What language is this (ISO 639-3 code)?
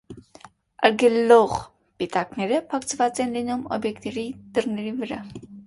hye